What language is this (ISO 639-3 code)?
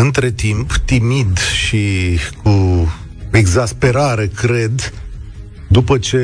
ron